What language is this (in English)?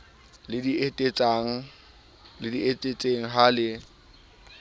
Southern Sotho